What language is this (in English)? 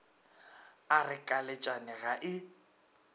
Northern Sotho